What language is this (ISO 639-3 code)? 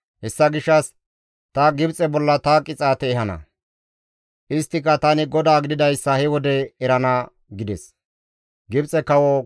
gmv